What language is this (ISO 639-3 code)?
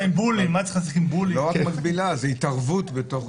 heb